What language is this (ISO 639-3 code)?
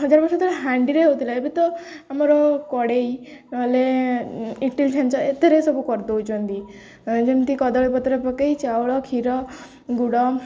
ori